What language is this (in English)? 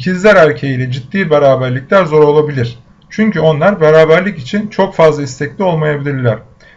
Turkish